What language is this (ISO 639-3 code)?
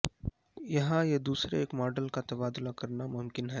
urd